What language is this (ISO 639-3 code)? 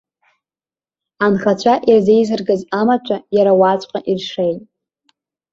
abk